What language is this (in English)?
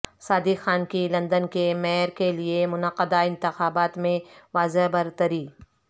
Urdu